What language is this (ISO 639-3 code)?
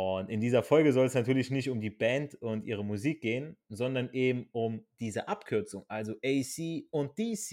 deu